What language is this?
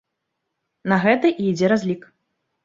Belarusian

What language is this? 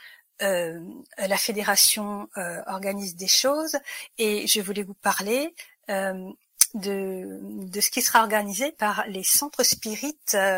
French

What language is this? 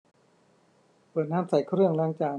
Thai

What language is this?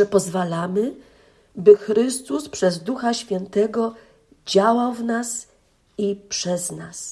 Polish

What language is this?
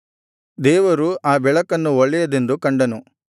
Kannada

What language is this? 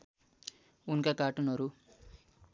Nepali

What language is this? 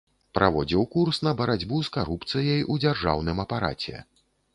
Belarusian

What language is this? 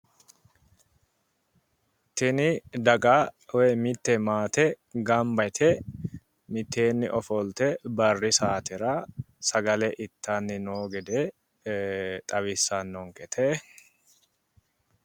Sidamo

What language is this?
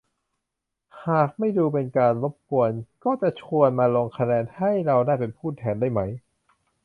Thai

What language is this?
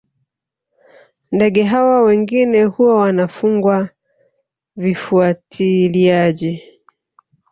Swahili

